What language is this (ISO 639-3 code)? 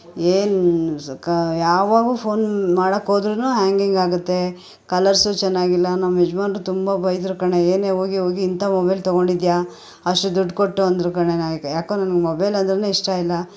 kan